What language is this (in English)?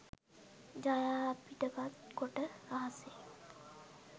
Sinhala